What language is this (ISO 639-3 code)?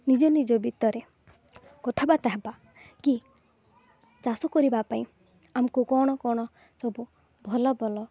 ori